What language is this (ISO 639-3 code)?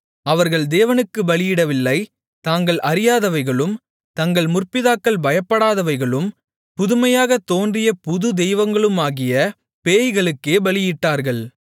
tam